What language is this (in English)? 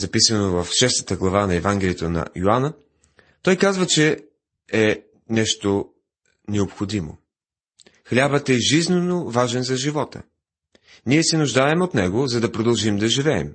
Bulgarian